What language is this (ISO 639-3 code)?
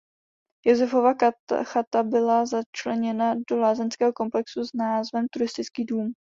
ces